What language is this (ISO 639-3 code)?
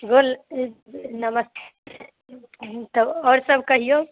mai